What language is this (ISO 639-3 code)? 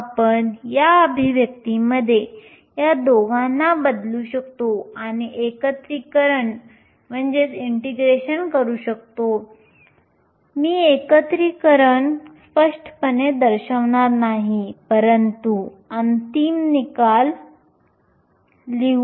mar